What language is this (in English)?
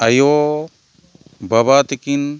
Santali